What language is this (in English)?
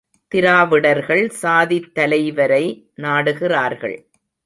Tamil